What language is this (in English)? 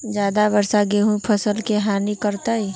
Magahi